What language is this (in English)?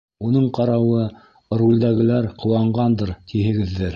Bashkir